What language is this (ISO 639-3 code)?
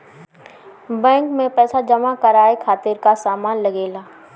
bho